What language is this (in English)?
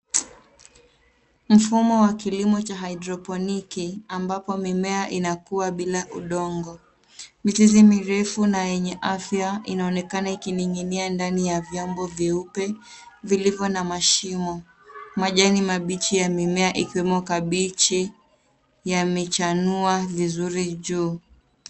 Swahili